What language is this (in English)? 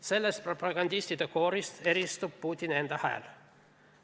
Estonian